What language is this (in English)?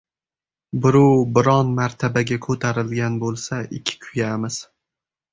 Uzbek